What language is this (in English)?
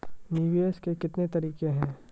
Maithili